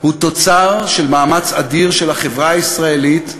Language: Hebrew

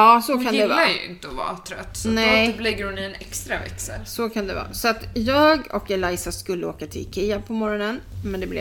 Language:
Swedish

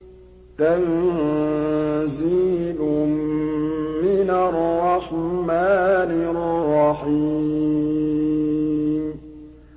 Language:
Arabic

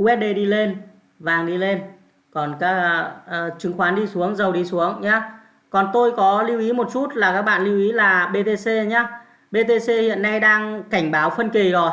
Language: Vietnamese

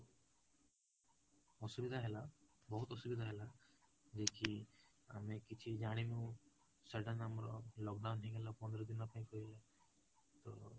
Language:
Odia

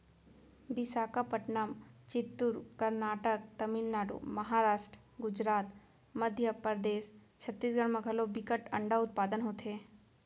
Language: Chhattisgarhi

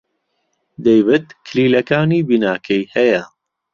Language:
Central Kurdish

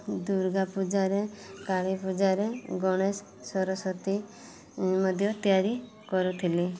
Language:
Odia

